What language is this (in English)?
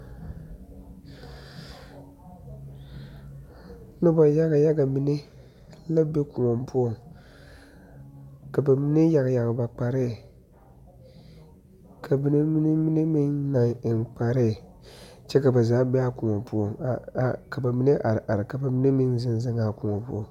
Southern Dagaare